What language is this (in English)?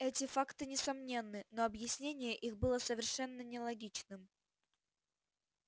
Russian